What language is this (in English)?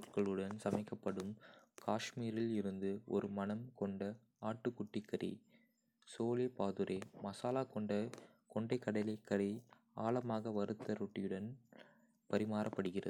Kota (India)